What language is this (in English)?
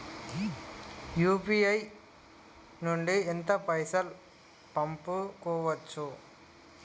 Telugu